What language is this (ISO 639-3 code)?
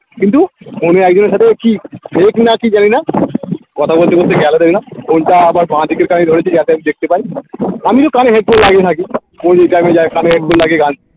ben